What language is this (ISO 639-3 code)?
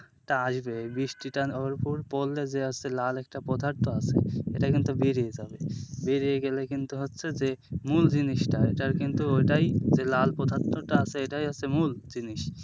ben